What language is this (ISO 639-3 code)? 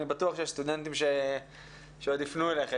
heb